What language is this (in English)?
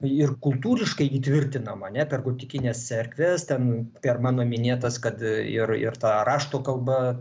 Lithuanian